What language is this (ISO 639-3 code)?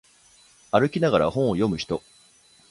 jpn